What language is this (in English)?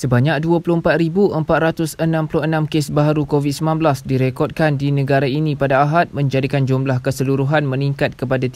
Malay